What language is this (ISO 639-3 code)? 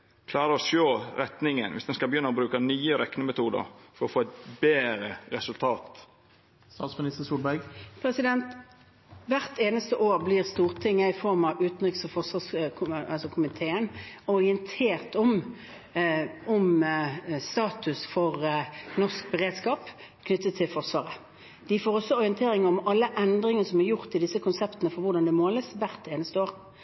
nor